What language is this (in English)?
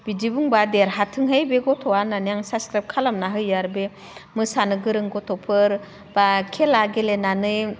Bodo